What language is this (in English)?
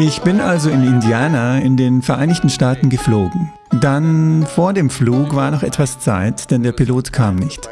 German